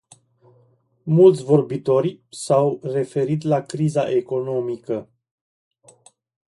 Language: Romanian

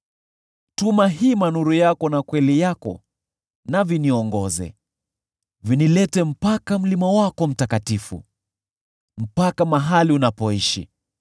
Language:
Swahili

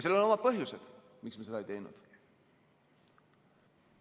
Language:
Estonian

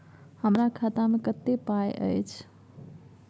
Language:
Maithili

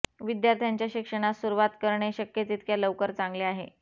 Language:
Marathi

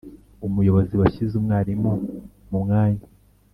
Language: Kinyarwanda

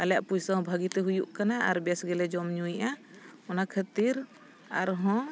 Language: Santali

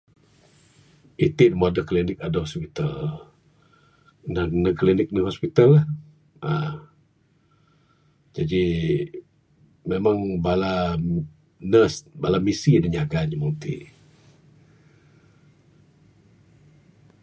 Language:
Bukar-Sadung Bidayuh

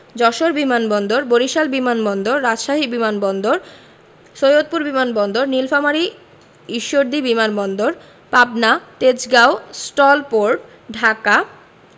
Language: Bangla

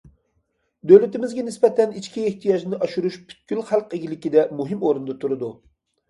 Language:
Uyghur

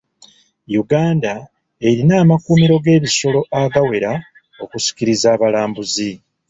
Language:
Ganda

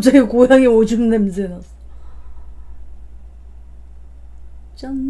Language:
Korean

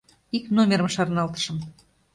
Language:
Mari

